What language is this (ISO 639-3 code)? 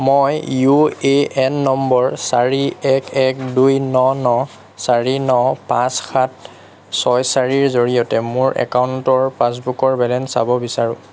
asm